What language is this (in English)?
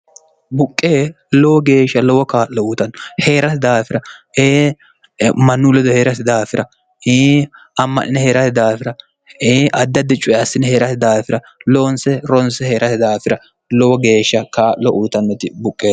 Sidamo